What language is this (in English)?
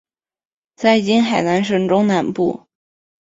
Chinese